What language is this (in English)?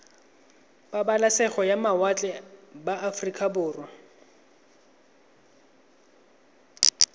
Tswana